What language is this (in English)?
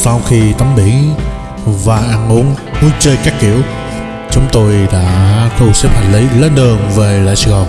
Vietnamese